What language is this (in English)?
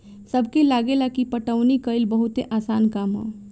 Bhojpuri